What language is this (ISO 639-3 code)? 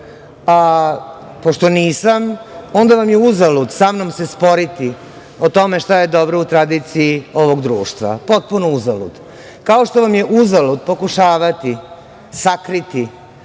srp